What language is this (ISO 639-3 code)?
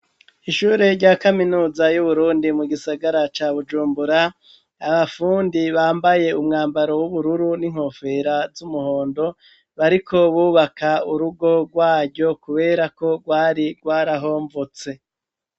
run